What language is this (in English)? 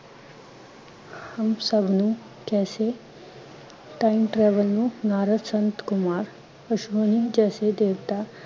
Punjabi